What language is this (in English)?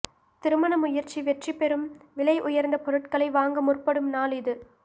Tamil